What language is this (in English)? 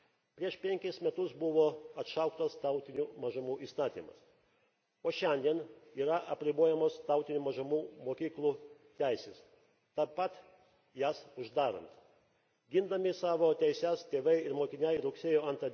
Lithuanian